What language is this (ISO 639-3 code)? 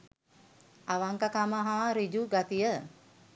sin